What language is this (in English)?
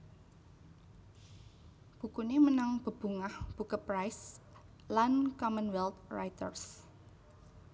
Javanese